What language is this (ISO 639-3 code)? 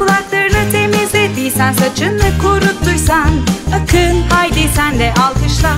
tur